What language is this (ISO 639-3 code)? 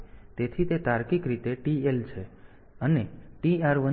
guj